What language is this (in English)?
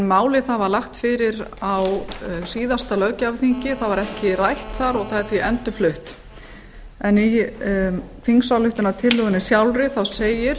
Icelandic